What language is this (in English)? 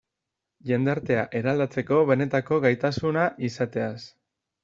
Basque